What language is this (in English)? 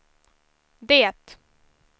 Swedish